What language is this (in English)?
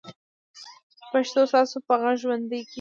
Pashto